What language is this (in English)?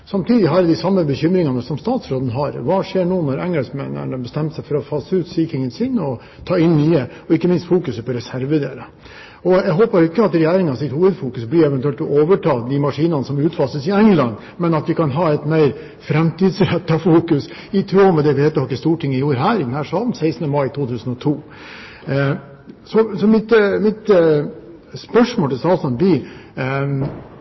Norwegian Bokmål